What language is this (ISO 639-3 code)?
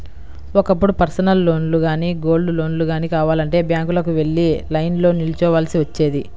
tel